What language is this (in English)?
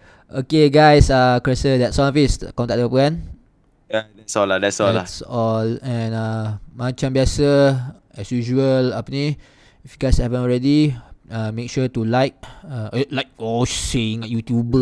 Malay